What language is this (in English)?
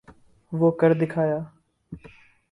Urdu